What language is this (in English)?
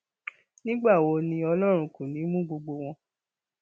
Yoruba